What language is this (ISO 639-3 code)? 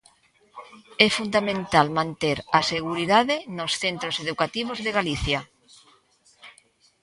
glg